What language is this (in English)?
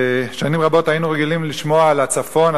Hebrew